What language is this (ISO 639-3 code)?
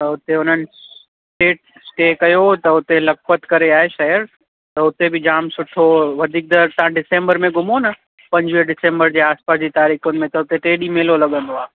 snd